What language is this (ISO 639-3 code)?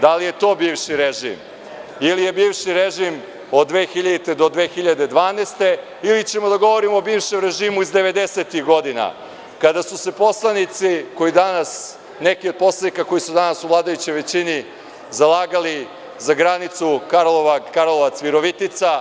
srp